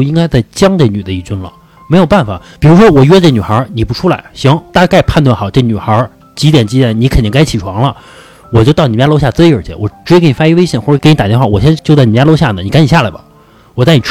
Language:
Chinese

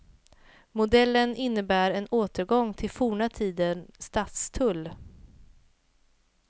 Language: Swedish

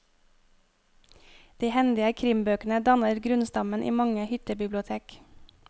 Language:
Norwegian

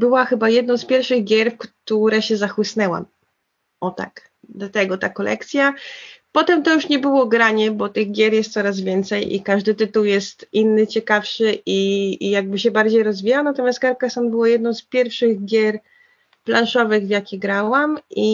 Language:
Polish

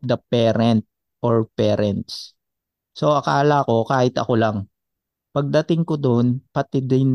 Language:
Filipino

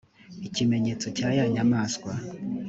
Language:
Kinyarwanda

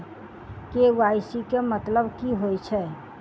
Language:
Maithili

